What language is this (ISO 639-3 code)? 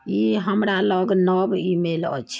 mai